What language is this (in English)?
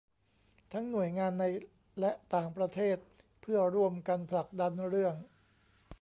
Thai